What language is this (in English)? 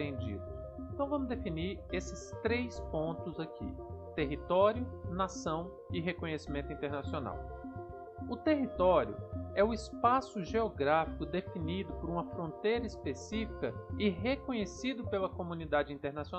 Portuguese